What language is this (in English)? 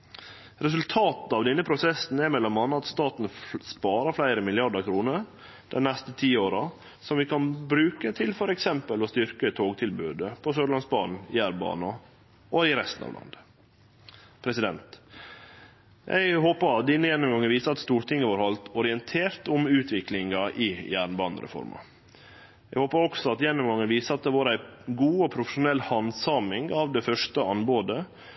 Norwegian Nynorsk